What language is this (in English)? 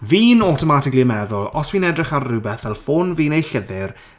Welsh